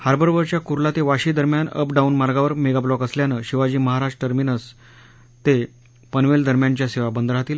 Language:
Marathi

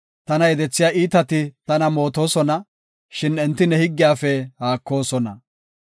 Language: Gofa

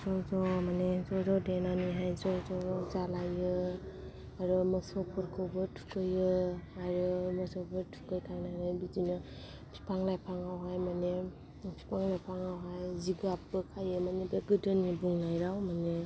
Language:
Bodo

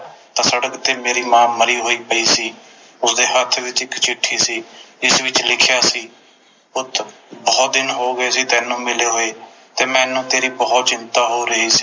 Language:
Punjabi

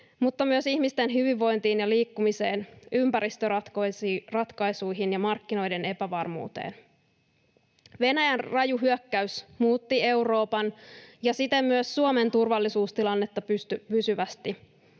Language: Finnish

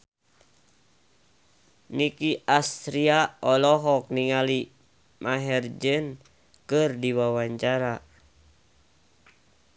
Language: Sundanese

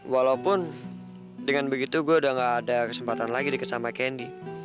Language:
Indonesian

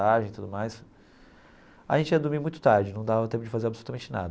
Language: Portuguese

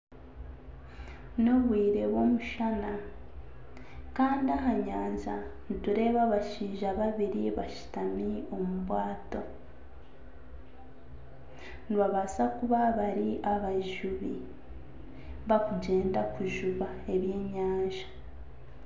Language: Nyankole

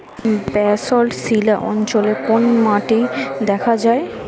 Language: Bangla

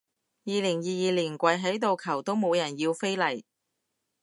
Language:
Cantonese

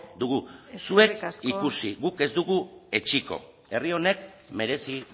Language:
Basque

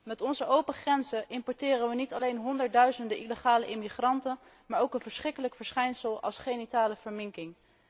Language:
Dutch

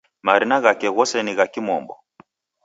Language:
Taita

